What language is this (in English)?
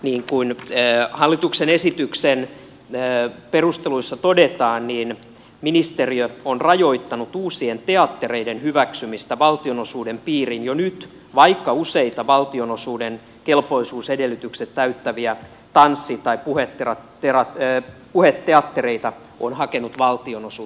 Finnish